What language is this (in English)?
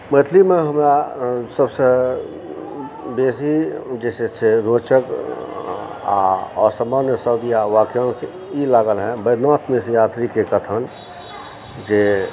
Maithili